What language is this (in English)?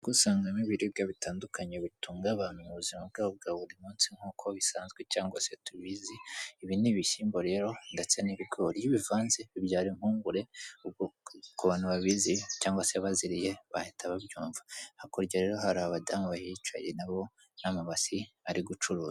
Kinyarwanda